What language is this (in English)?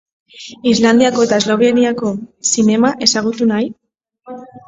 Basque